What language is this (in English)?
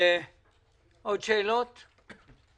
Hebrew